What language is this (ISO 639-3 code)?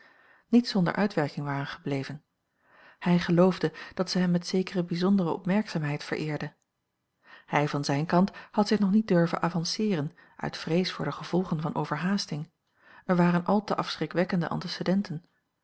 nld